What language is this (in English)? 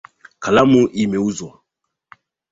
Swahili